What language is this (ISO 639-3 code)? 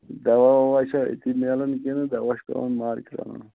kas